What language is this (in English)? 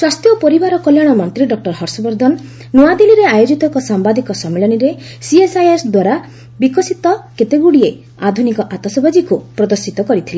Odia